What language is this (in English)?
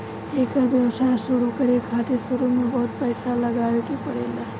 Bhojpuri